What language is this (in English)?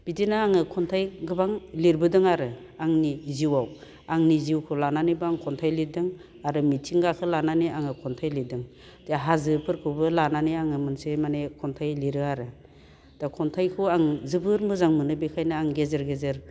Bodo